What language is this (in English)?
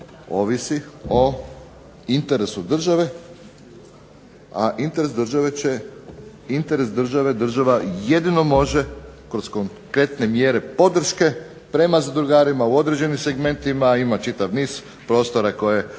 Croatian